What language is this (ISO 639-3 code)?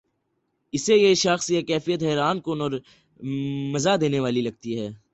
urd